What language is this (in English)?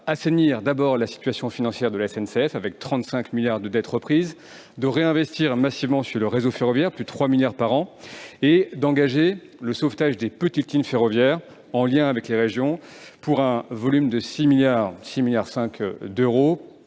French